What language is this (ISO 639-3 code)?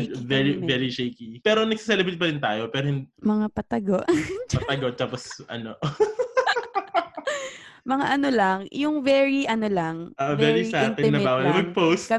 fil